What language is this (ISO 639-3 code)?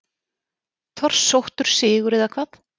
isl